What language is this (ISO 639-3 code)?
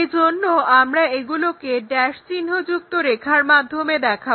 ben